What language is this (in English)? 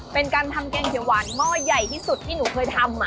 Thai